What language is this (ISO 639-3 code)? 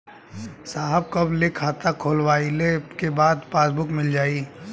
bho